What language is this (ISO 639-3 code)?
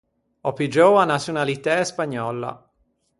lij